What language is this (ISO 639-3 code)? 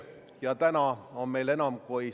est